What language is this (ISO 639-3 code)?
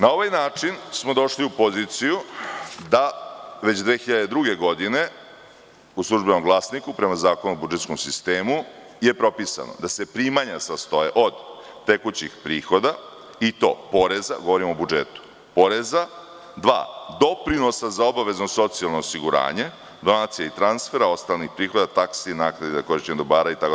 srp